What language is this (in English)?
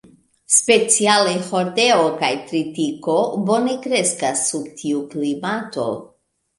Esperanto